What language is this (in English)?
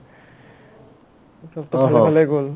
Assamese